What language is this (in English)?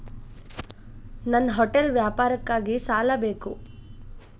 Kannada